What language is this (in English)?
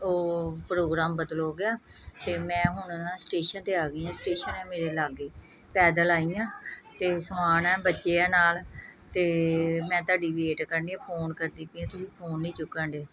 Punjabi